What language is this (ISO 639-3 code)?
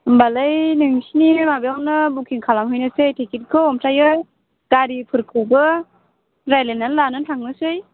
brx